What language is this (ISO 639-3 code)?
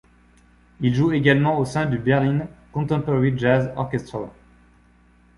fra